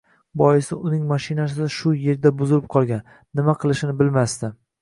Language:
Uzbek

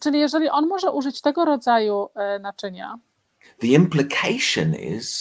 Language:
Polish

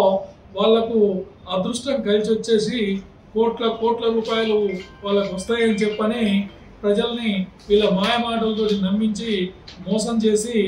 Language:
Telugu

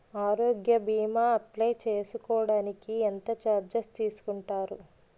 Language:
Telugu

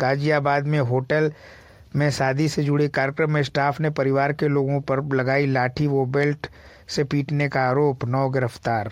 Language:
Hindi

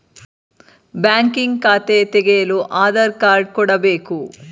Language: Kannada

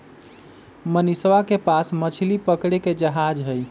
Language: Magahi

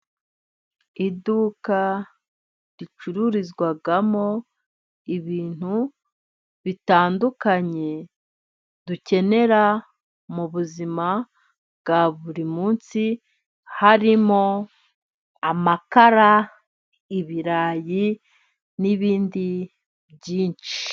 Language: Kinyarwanda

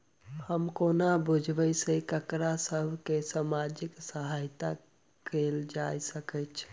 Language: Maithili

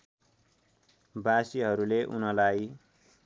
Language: Nepali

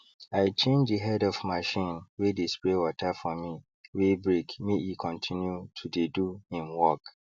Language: Nigerian Pidgin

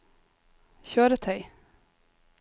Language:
Norwegian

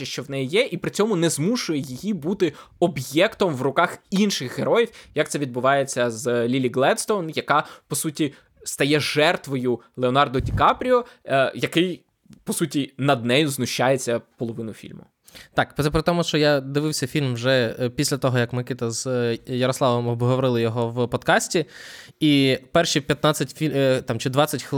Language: Ukrainian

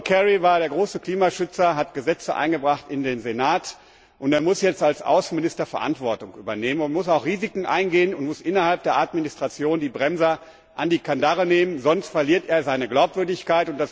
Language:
German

